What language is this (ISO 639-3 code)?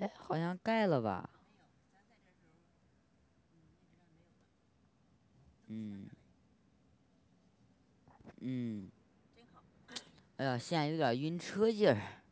zho